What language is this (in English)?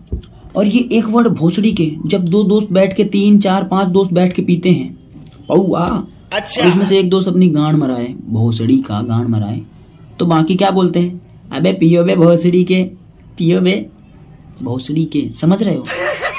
Hindi